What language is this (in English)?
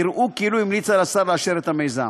Hebrew